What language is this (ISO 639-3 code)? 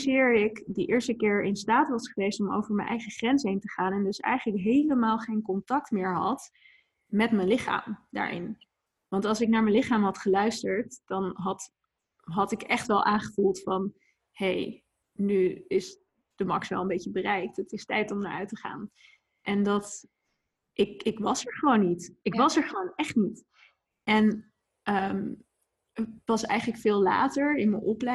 nld